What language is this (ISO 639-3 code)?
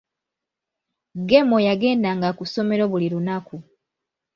lug